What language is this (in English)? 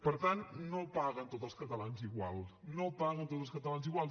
Catalan